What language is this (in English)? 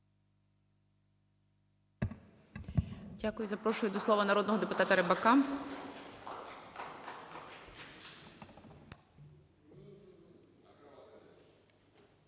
Ukrainian